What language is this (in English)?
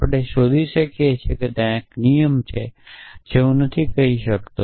Gujarati